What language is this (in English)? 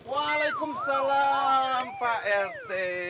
Indonesian